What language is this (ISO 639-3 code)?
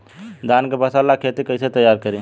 bho